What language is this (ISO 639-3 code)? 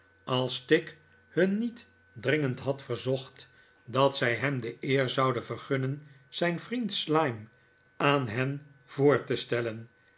nld